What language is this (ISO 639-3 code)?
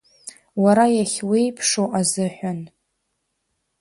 abk